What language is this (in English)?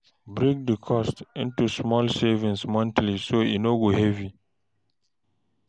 Nigerian Pidgin